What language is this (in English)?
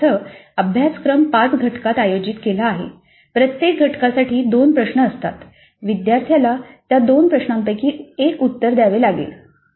Marathi